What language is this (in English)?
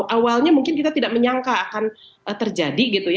Indonesian